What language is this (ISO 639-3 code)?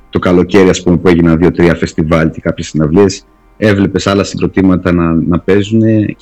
ell